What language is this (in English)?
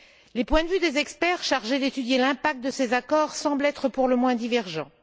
French